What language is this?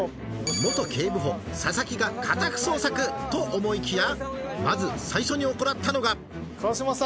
Japanese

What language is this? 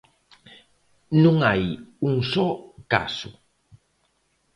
Galician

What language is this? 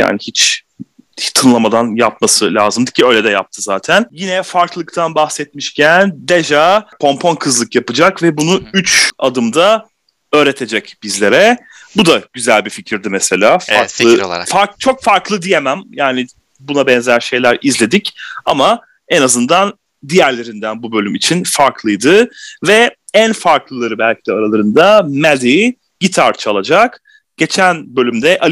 Turkish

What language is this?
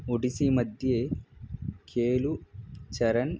Sanskrit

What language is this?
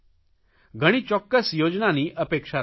Gujarati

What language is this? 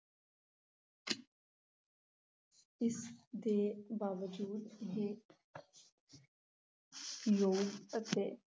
Punjabi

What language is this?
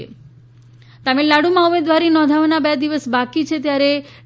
Gujarati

